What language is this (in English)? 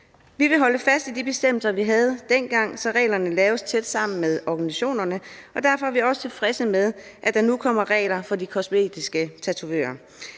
Danish